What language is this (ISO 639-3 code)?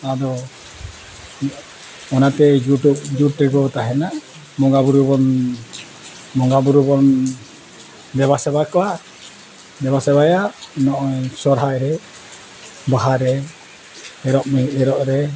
sat